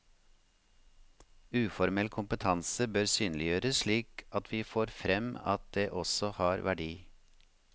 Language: Norwegian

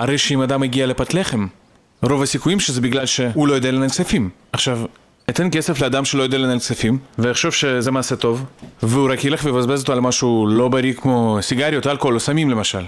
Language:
Hebrew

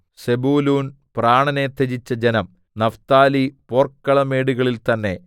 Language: Malayalam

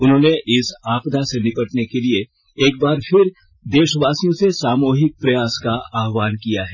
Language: Hindi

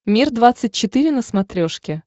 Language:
Russian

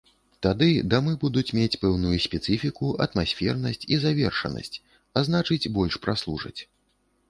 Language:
Belarusian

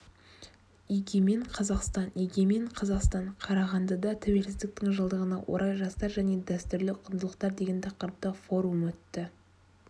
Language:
Kazakh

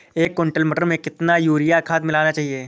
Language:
Hindi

